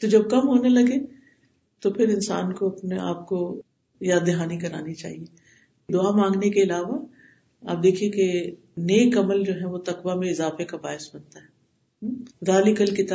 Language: Urdu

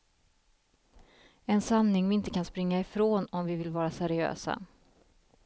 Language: Swedish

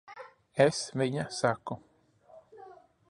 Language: Latvian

